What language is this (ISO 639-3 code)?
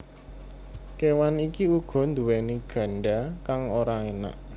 jav